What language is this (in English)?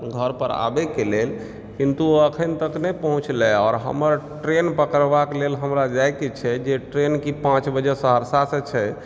Maithili